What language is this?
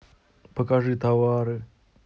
Russian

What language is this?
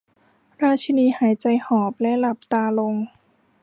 Thai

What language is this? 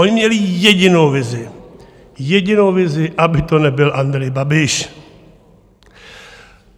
Czech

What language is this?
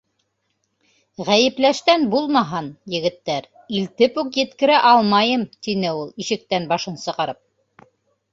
Bashkir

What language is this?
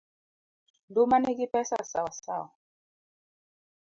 Luo (Kenya and Tanzania)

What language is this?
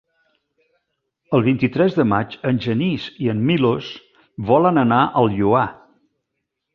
Catalan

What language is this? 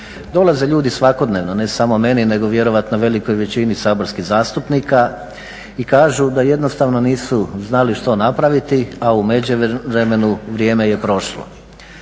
Croatian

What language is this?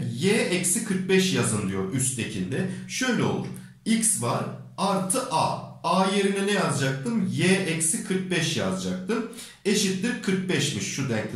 Turkish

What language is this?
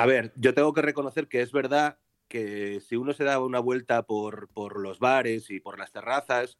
Spanish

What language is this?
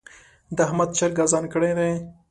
Pashto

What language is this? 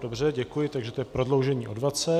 Czech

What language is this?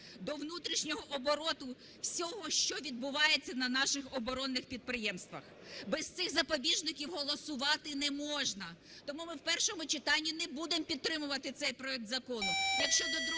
Ukrainian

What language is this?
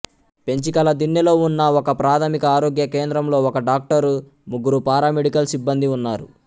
Telugu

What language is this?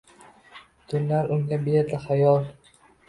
Uzbek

